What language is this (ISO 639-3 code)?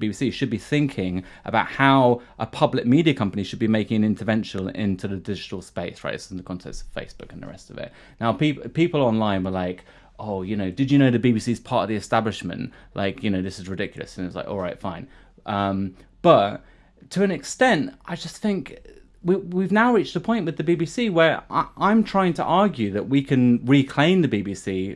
eng